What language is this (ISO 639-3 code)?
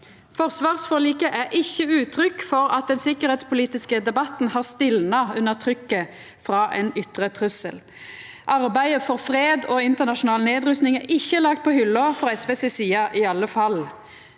nor